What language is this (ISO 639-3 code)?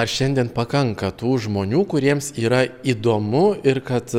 lit